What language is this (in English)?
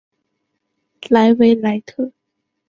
Chinese